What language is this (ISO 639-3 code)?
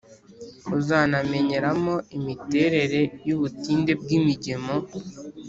kin